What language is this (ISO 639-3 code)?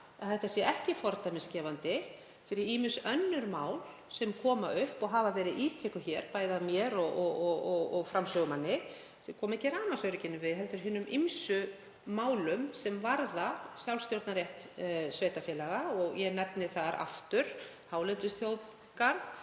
isl